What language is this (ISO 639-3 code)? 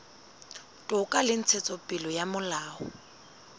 sot